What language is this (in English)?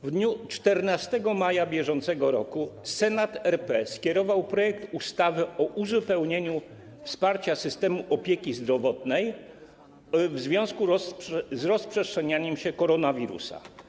Polish